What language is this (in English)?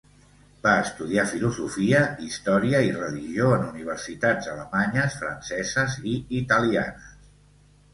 Catalan